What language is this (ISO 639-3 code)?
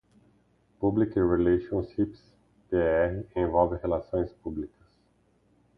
por